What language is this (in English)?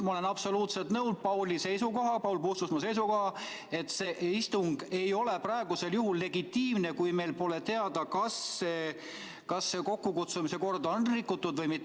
Estonian